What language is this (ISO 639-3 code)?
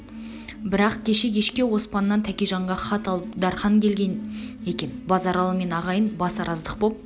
kaz